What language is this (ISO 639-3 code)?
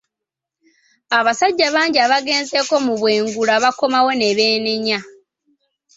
lug